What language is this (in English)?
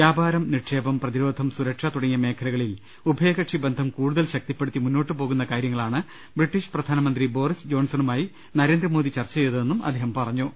Malayalam